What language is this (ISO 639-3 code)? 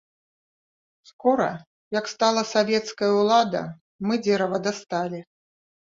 bel